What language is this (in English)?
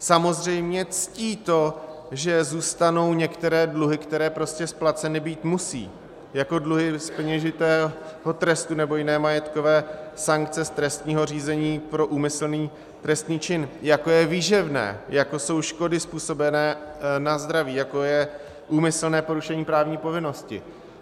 Czech